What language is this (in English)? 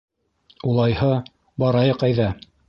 Bashkir